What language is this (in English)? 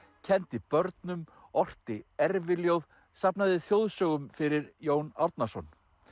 Icelandic